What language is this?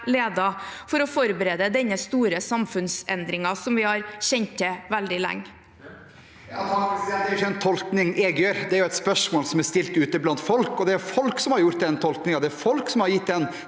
Norwegian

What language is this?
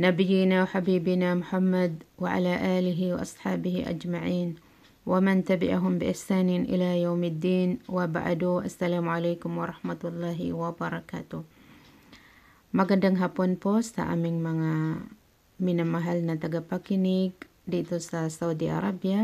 Filipino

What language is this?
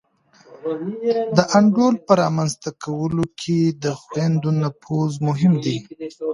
Pashto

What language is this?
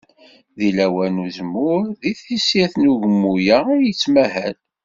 Kabyle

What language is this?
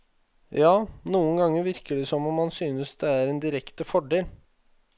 Norwegian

